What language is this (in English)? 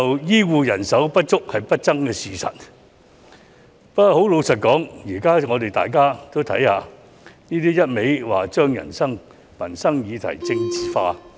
Cantonese